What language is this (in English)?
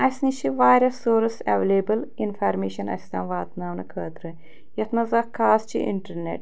Kashmiri